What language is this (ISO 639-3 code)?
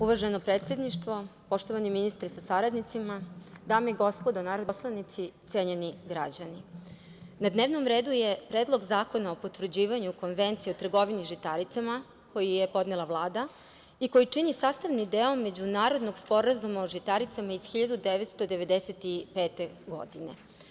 srp